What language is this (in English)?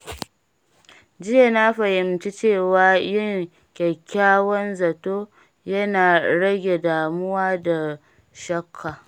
Hausa